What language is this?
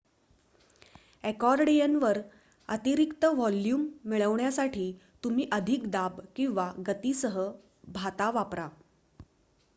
Marathi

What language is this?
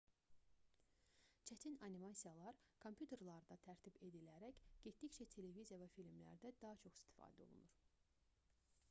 Azerbaijani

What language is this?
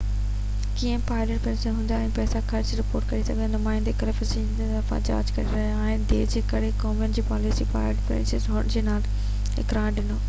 Sindhi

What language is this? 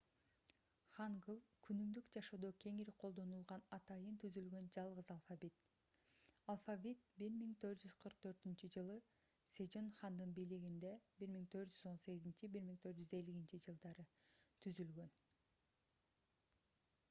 Kyrgyz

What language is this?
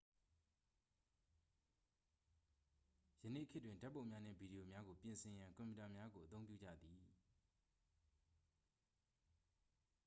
Burmese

